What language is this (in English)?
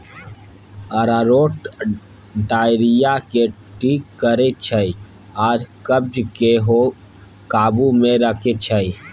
Maithili